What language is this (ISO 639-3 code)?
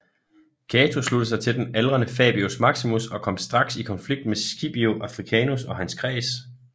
dan